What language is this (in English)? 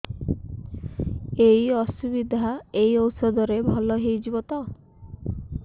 Odia